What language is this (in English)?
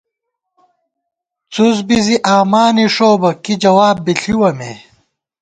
Gawar-Bati